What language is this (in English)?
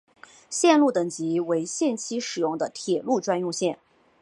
Chinese